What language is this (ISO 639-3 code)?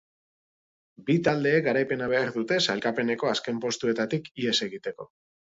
eus